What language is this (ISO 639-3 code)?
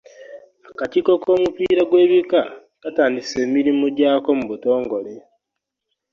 lug